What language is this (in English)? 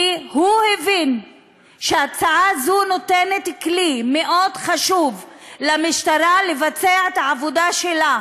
Hebrew